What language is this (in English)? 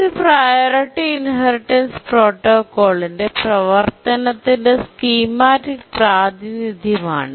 Malayalam